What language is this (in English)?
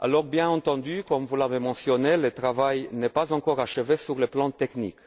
French